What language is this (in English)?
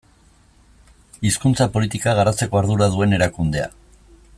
Basque